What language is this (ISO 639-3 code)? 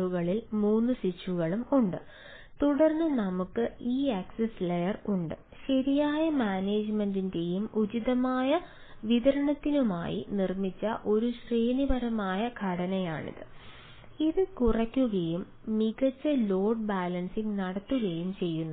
mal